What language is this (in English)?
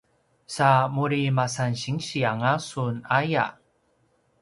Paiwan